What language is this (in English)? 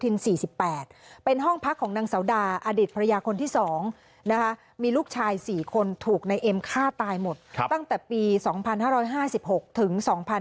Thai